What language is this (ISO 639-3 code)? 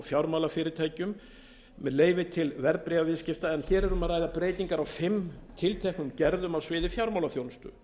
isl